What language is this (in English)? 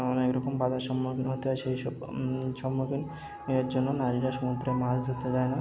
Bangla